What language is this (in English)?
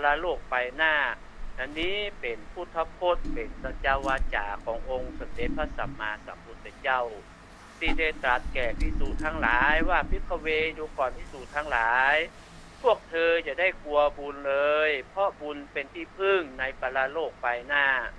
Thai